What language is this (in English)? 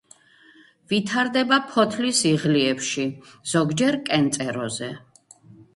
Georgian